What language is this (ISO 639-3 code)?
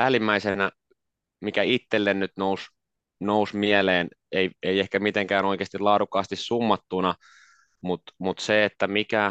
fin